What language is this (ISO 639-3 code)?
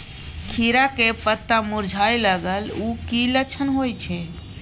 mai